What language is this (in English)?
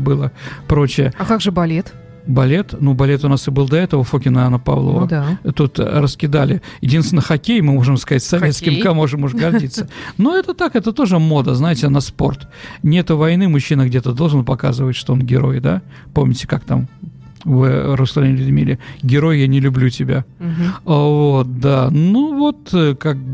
Russian